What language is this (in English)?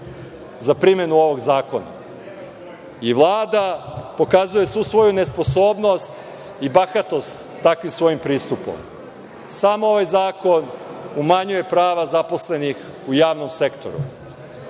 Serbian